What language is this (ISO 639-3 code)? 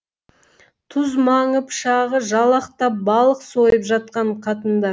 kaz